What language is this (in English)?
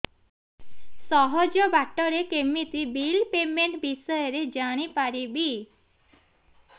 Odia